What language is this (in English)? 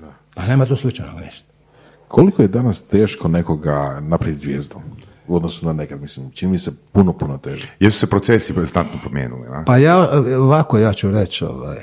Croatian